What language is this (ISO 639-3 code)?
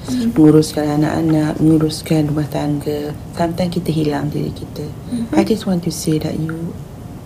msa